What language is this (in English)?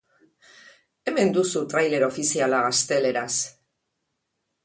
Basque